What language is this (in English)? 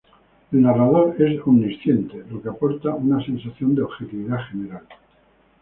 Spanish